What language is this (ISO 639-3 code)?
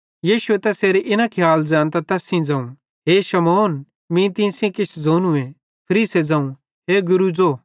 bhd